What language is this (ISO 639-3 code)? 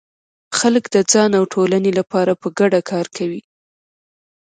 pus